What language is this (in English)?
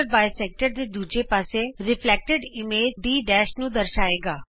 Punjabi